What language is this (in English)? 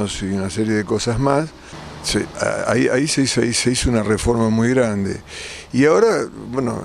Spanish